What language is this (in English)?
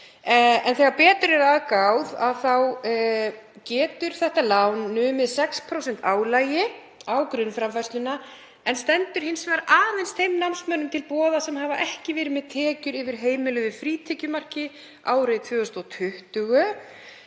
Icelandic